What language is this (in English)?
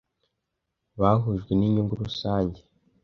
Kinyarwanda